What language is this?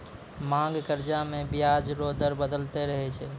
Maithili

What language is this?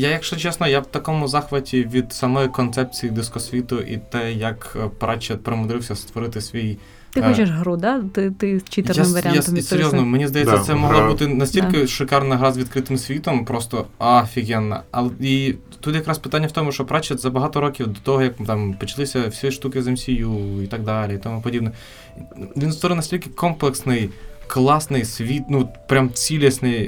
Ukrainian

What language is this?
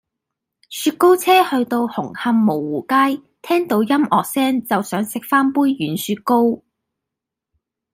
Cantonese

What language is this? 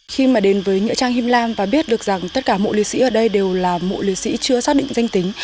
Vietnamese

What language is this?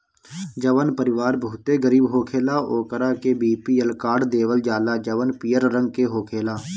Bhojpuri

